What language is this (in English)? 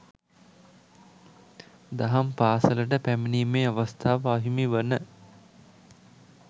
Sinhala